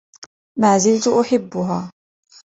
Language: Arabic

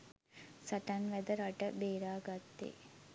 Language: Sinhala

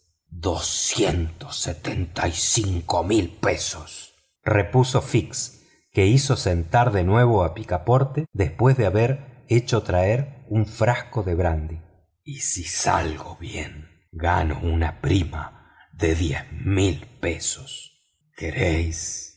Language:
Spanish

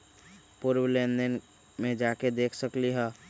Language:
Magahi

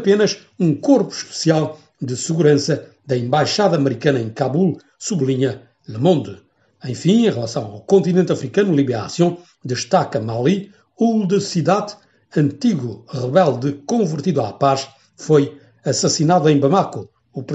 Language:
Portuguese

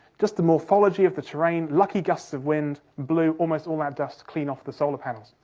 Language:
English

